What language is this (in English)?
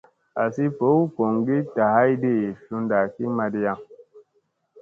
Musey